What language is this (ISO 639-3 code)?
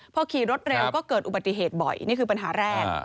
tha